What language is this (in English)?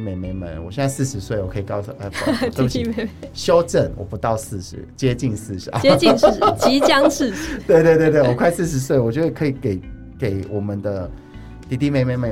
Chinese